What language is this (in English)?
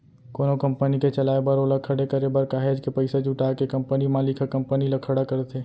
Chhattisgarhi